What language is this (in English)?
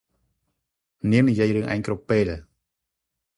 Khmer